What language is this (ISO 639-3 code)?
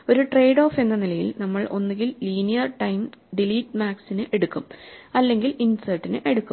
mal